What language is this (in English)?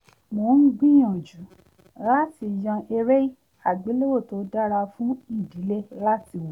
Yoruba